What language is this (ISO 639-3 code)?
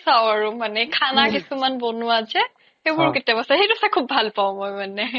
asm